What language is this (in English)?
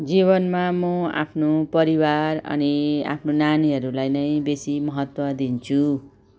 Nepali